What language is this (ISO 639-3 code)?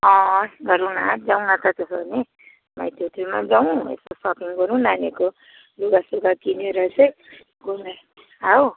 nep